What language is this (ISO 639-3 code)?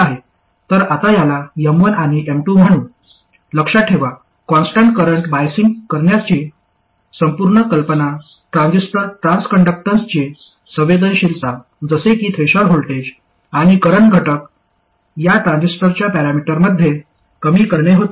mar